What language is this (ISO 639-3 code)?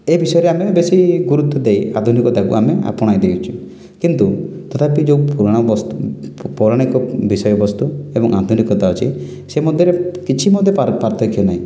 ori